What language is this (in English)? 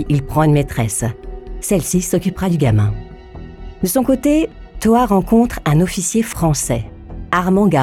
French